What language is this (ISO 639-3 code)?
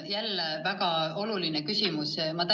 est